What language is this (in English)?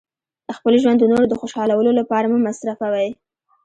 Pashto